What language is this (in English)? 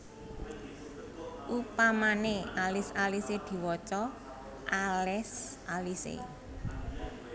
Javanese